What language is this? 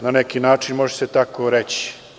Serbian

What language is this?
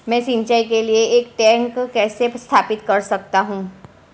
Hindi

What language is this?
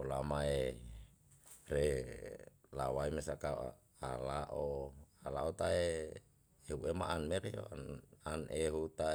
Yalahatan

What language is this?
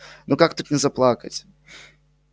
Russian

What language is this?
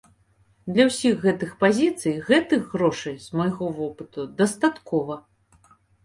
Belarusian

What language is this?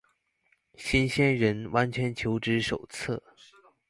Chinese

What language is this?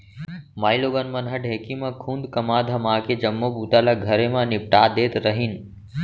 Chhattisgarhi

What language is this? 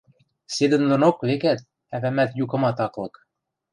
Western Mari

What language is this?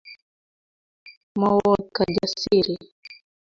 Kalenjin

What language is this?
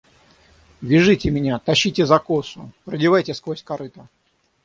Russian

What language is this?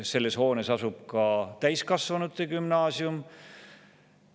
Estonian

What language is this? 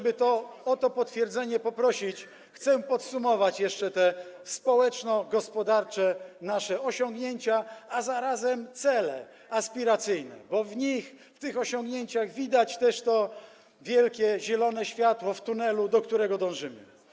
Polish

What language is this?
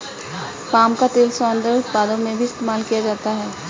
Hindi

